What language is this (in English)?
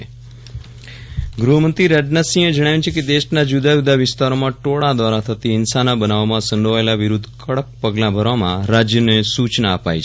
Gujarati